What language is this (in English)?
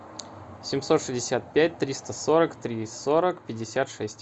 Russian